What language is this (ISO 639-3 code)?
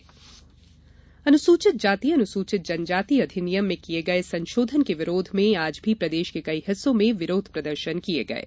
hin